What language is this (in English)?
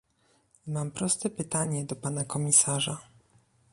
Polish